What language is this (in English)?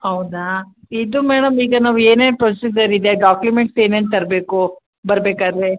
Kannada